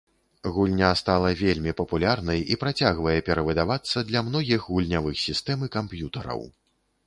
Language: Belarusian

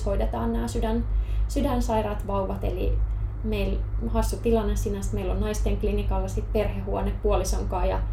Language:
Finnish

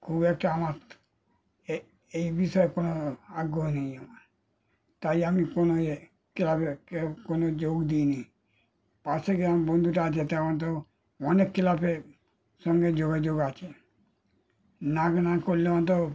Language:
Bangla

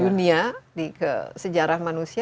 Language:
Indonesian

